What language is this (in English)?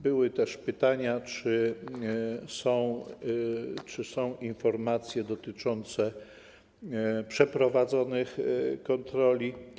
Polish